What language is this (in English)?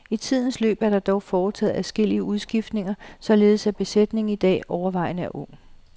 Danish